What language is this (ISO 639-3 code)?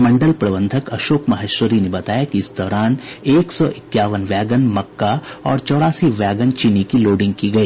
hin